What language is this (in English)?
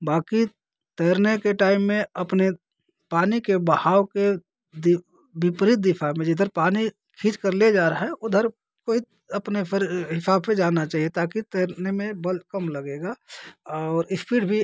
Hindi